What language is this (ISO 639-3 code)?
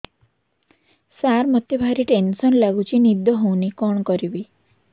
ori